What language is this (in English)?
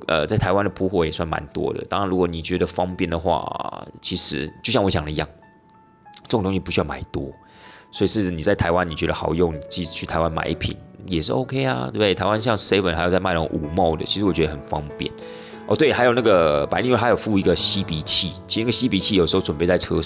Chinese